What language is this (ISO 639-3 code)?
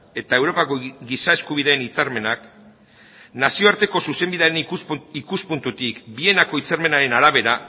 eus